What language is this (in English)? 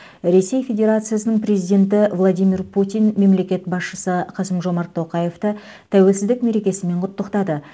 Kazakh